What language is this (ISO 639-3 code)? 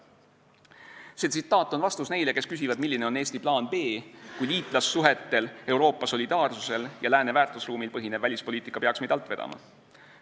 est